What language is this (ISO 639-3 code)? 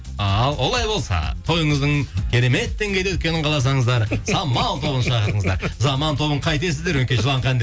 kaz